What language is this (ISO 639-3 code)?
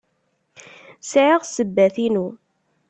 kab